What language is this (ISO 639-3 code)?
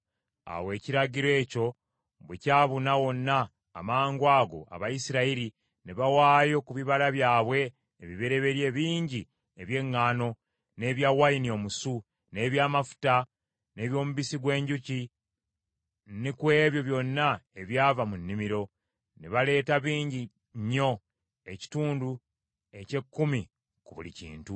lug